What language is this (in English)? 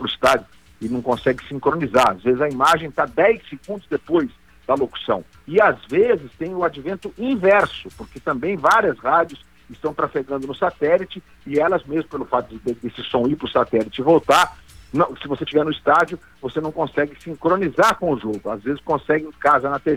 Portuguese